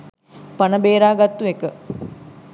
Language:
Sinhala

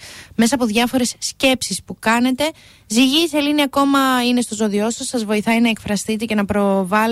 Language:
Greek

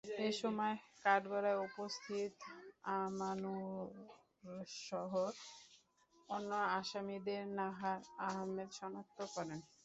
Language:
Bangla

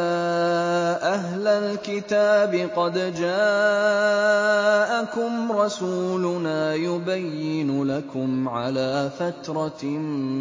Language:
Arabic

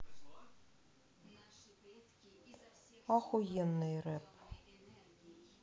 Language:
Russian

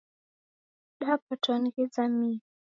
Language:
Taita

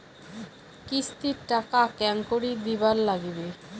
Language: Bangla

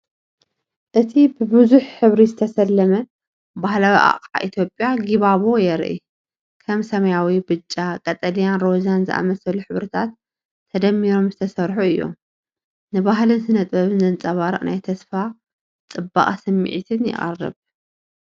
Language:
Tigrinya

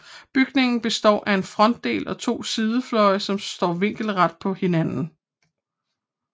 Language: Danish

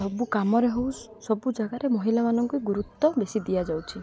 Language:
Odia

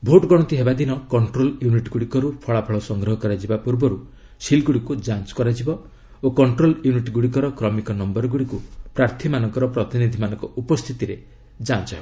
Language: Odia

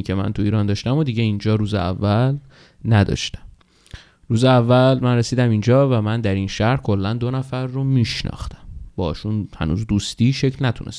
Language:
Persian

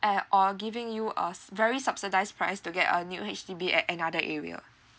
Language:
English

